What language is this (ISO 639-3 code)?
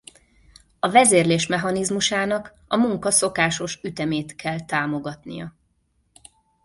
hun